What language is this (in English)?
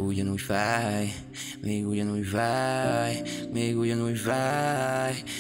Hungarian